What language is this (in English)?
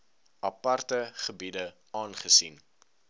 Afrikaans